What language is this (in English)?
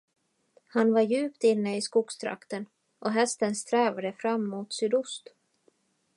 Swedish